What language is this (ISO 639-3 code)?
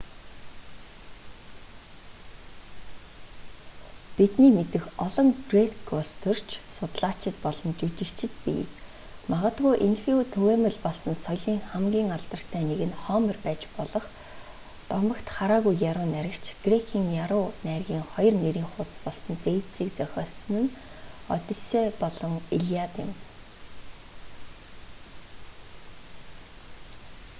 mon